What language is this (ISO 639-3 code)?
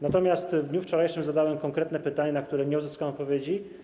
pol